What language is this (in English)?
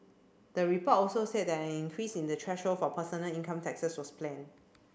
English